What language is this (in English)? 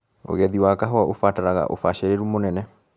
Kikuyu